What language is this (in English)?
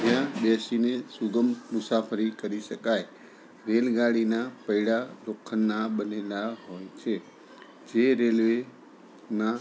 Gujarati